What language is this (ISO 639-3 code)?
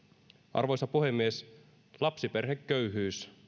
fin